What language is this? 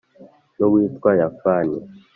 Kinyarwanda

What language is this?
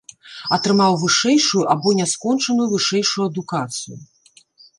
Belarusian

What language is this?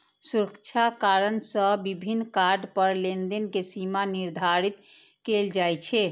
Maithili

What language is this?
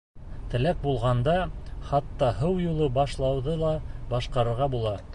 Bashkir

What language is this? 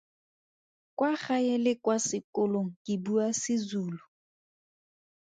Tswana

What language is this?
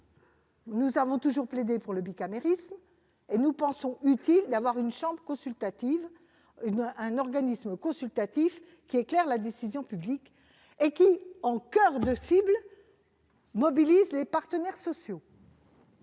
French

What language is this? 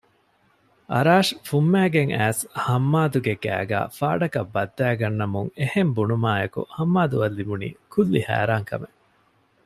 Divehi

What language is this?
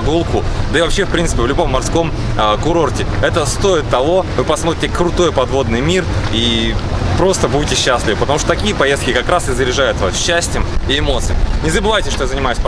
Russian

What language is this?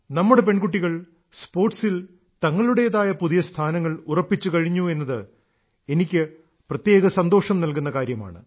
Malayalam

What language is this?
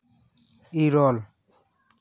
Santali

